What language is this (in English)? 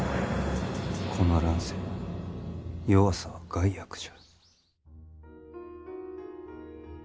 Japanese